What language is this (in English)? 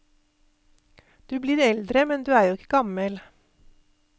Norwegian